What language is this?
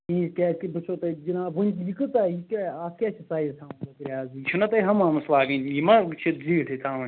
Kashmiri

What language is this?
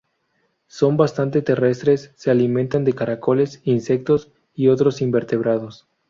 Spanish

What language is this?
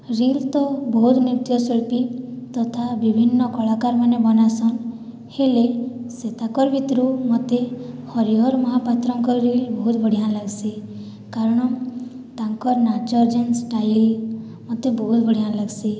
Odia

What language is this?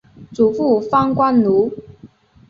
Chinese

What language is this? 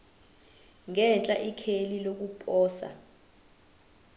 Zulu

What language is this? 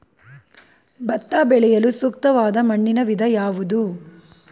Kannada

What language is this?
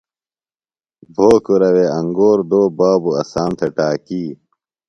Phalura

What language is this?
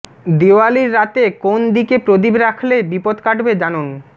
Bangla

